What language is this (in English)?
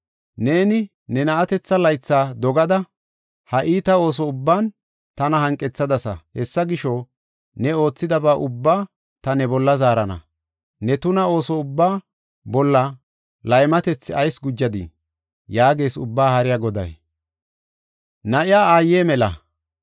Gofa